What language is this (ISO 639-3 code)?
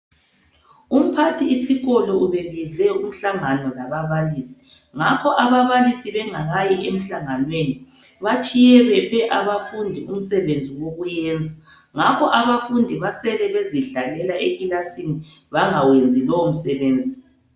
nde